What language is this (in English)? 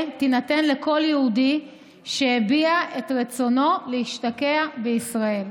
Hebrew